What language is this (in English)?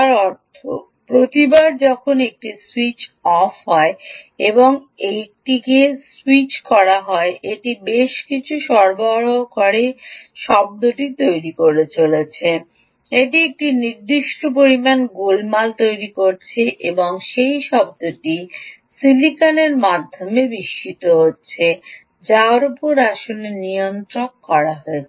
Bangla